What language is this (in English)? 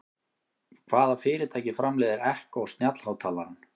Icelandic